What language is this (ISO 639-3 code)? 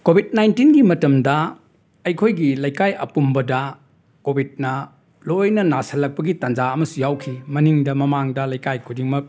mni